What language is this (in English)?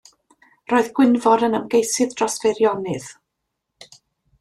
Welsh